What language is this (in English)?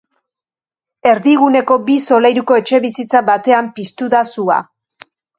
Basque